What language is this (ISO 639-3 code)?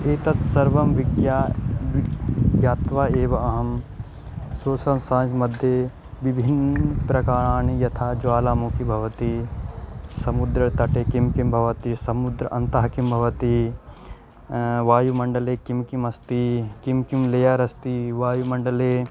san